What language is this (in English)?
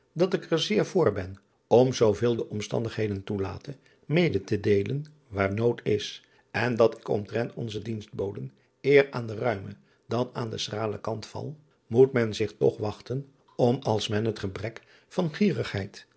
Dutch